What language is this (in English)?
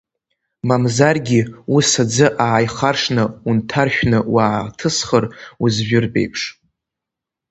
Abkhazian